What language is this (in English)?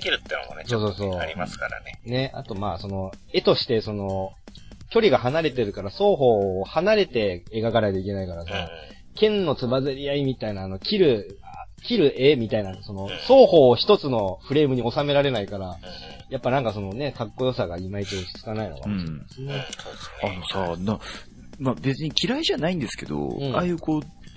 Japanese